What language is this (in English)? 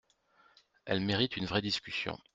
French